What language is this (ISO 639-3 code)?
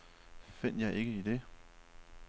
dan